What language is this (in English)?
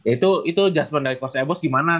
Indonesian